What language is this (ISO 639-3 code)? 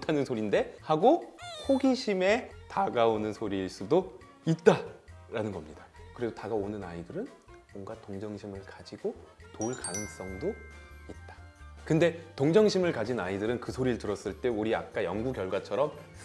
kor